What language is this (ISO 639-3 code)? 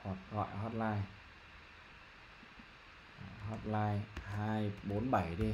vie